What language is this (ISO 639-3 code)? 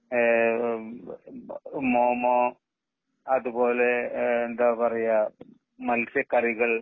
mal